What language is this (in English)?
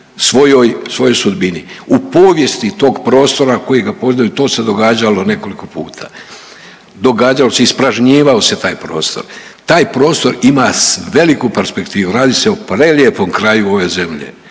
Croatian